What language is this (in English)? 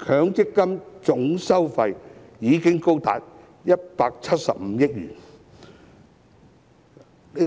Cantonese